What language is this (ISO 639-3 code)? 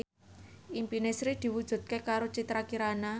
jav